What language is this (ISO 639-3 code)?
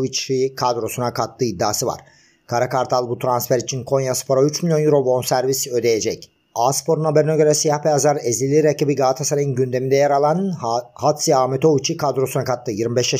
tur